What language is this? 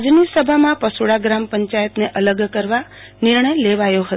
Gujarati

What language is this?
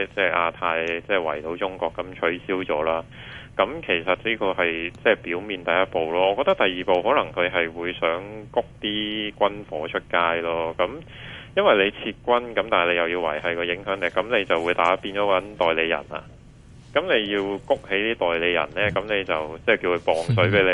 Chinese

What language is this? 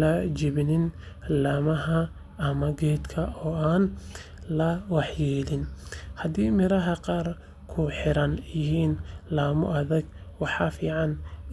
Somali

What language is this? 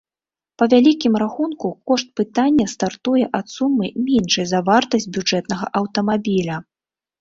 Belarusian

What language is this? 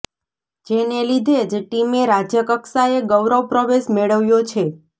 Gujarati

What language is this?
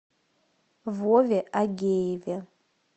Russian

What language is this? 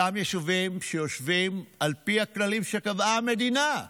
Hebrew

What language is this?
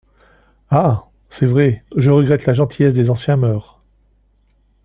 French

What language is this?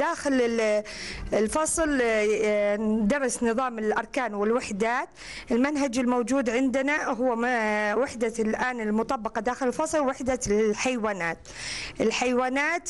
Arabic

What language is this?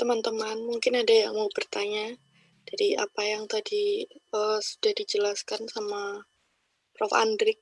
Indonesian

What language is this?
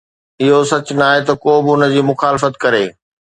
Sindhi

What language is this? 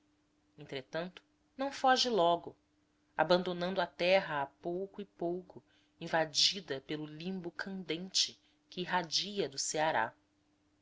Portuguese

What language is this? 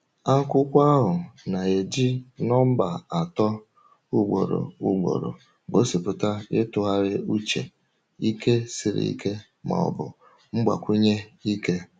Igbo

